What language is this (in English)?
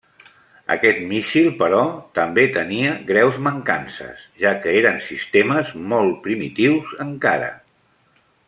Catalan